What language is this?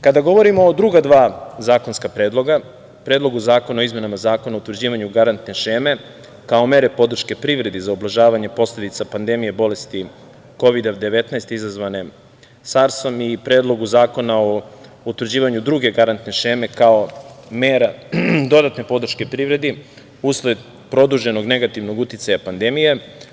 Serbian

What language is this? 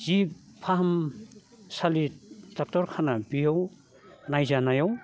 Bodo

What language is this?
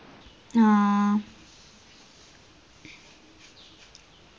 Malayalam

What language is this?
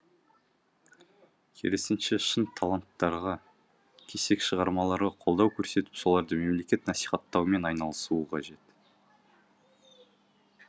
Kazakh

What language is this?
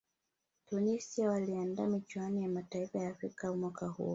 Swahili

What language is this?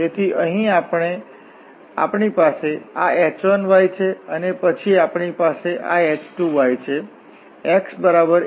Gujarati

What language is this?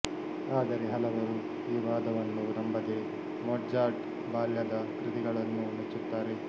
Kannada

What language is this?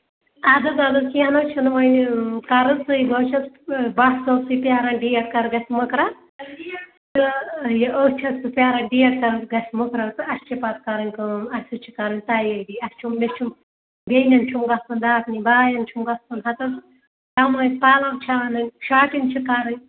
Kashmiri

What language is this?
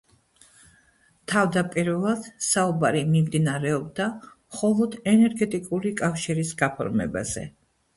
Georgian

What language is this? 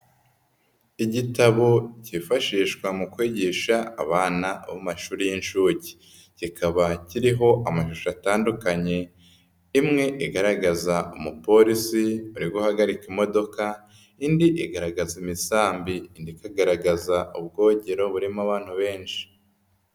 Kinyarwanda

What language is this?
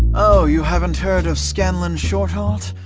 English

